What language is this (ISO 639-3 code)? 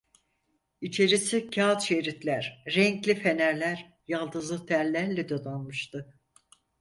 tur